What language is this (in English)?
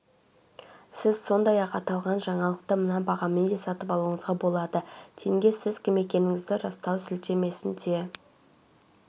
Kazakh